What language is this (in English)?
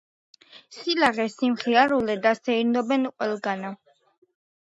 Georgian